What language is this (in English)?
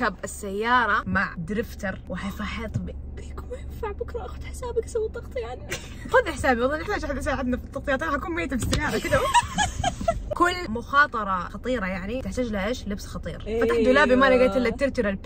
Arabic